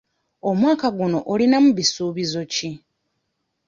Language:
Ganda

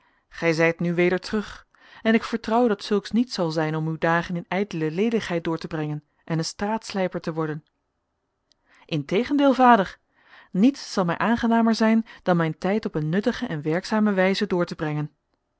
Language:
Dutch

